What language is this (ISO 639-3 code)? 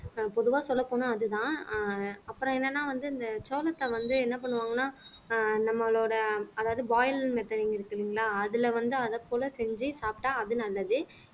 tam